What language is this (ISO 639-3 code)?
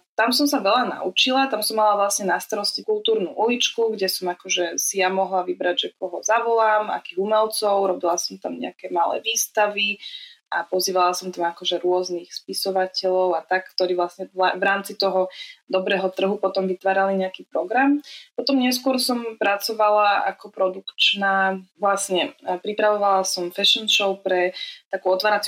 slk